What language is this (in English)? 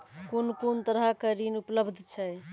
Maithili